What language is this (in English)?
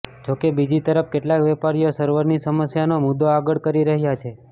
Gujarati